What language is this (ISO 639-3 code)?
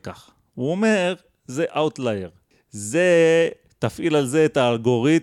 heb